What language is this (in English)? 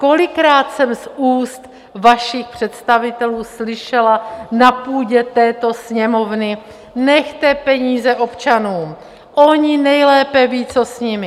Czech